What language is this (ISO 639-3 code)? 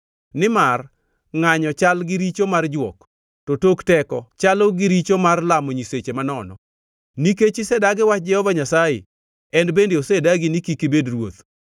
luo